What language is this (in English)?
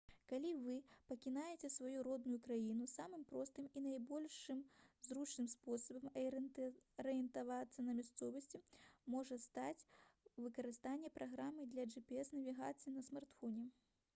Belarusian